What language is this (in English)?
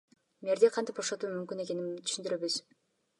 Kyrgyz